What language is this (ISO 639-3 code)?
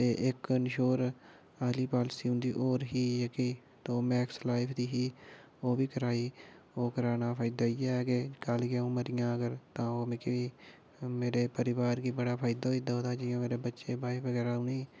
doi